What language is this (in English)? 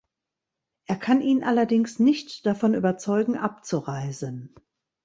German